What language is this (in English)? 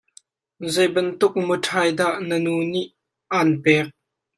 Hakha Chin